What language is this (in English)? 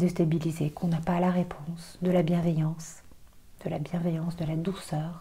French